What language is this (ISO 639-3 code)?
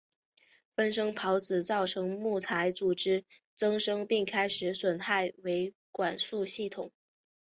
zho